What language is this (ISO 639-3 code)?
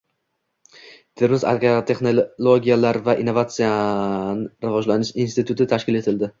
uzb